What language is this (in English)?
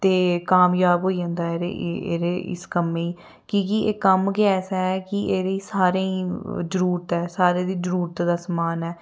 Dogri